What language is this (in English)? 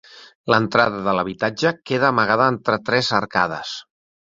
Catalan